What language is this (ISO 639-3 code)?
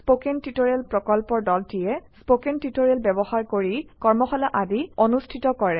asm